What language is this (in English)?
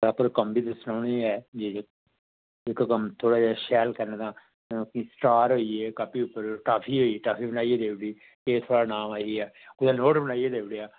Dogri